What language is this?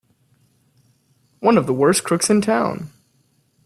English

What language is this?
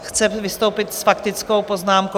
Czech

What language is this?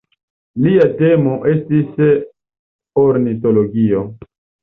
Esperanto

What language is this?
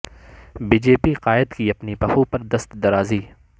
Urdu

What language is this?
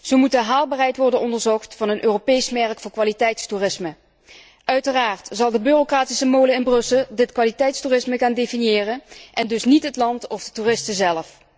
Dutch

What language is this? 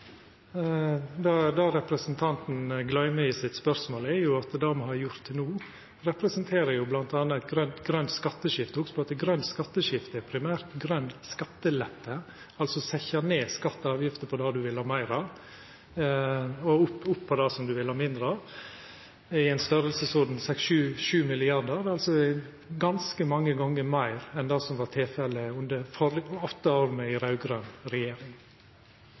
Norwegian Nynorsk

